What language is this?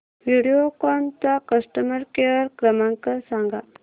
Marathi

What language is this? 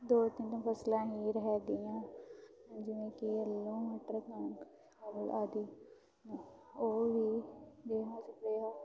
Punjabi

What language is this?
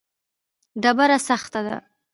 Pashto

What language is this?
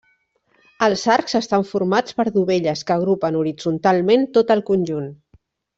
Catalan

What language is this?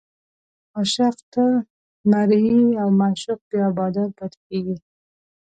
Pashto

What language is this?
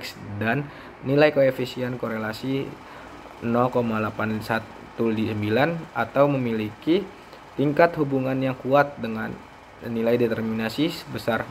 Indonesian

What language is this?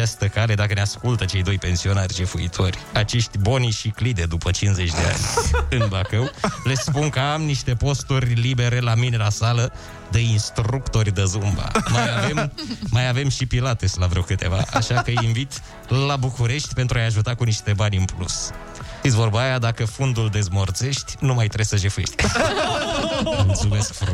Romanian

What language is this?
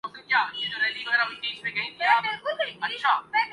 Urdu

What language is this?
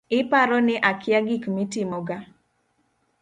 Luo (Kenya and Tanzania)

